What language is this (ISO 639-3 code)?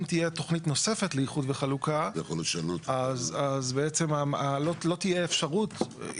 heb